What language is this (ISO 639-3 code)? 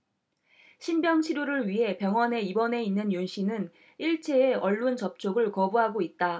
kor